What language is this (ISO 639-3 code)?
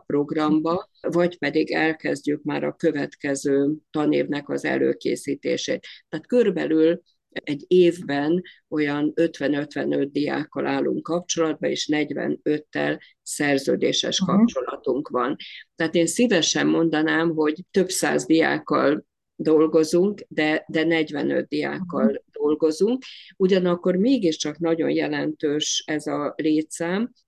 hun